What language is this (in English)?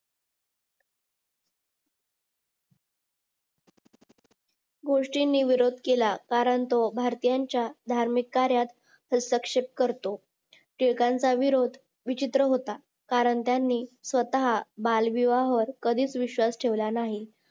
Marathi